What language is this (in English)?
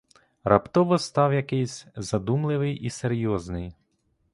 Ukrainian